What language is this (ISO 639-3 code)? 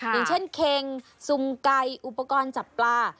tha